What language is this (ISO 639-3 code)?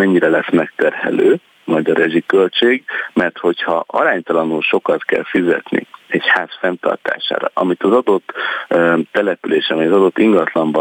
hun